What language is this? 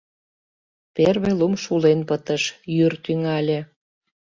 Mari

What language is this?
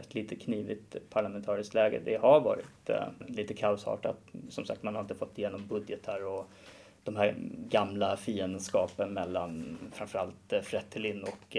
Swedish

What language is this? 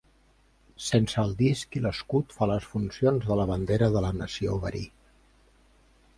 Catalan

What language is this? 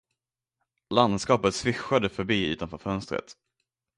Swedish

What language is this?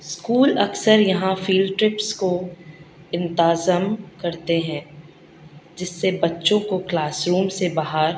Urdu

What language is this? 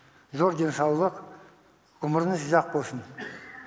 Kazakh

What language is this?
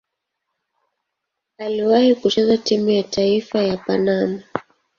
Swahili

